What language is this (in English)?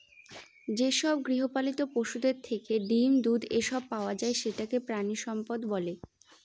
Bangla